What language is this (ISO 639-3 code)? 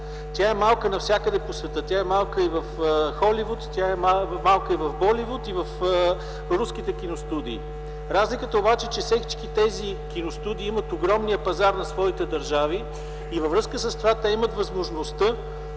bul